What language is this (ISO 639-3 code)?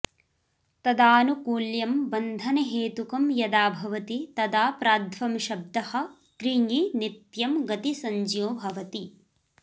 san